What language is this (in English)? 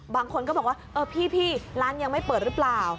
Thai